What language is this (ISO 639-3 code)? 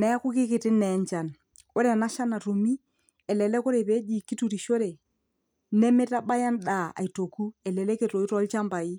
mas